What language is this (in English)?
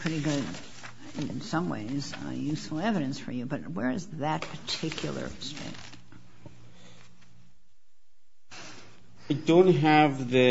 English